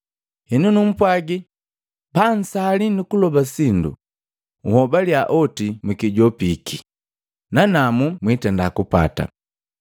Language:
Matengo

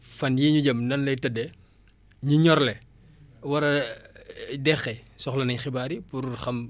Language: Wolof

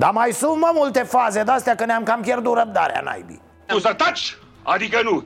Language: Romanian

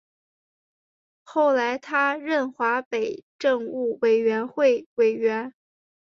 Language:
Chinese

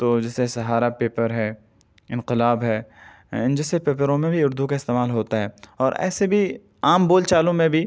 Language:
Urdu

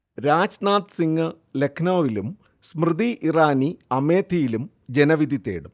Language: Malayalam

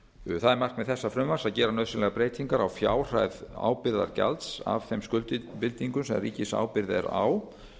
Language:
Icelandic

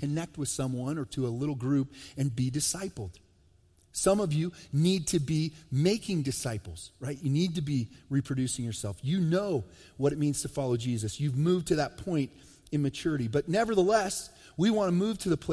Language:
English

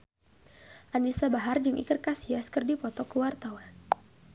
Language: Sundanese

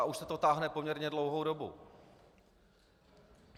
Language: Czech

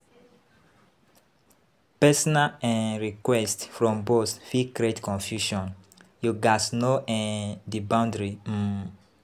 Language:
Nigerian Pidgin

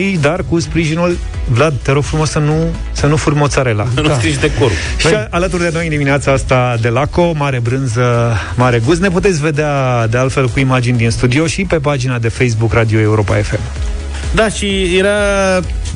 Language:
Romanian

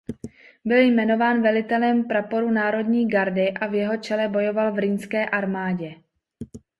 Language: Czech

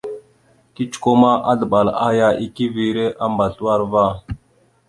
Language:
Mada (Cameroon)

